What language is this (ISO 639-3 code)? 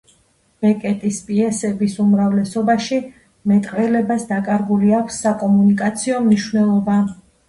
kat